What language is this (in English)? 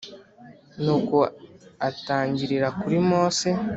Kinyarwanda